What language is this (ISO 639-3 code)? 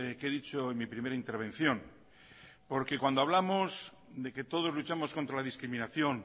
spa